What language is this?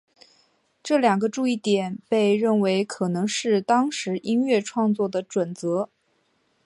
Chinese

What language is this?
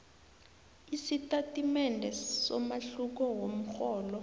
South Ndebele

